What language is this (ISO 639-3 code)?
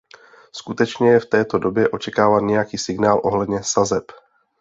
ces